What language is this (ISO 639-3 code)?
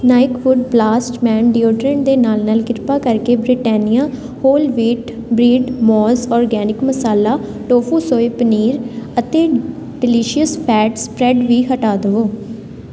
pan